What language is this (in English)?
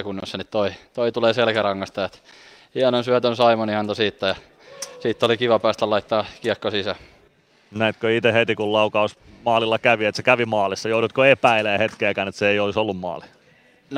Finnish